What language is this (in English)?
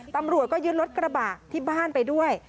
Thai